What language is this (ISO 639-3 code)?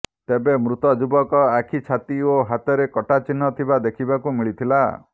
ori